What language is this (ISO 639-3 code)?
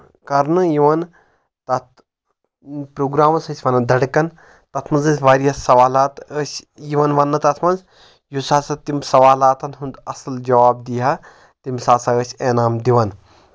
kas